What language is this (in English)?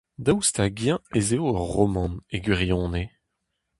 Breton